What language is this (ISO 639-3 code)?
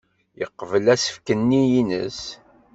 kab